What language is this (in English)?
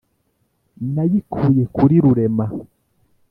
Kinyarwanda